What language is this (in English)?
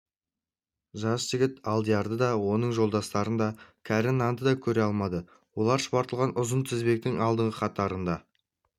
Kazakh